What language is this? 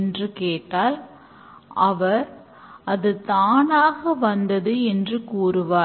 Tamil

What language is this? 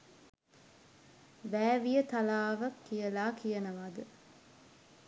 Sinhala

